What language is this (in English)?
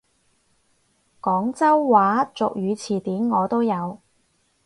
Cantonese